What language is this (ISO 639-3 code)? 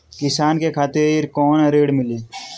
bho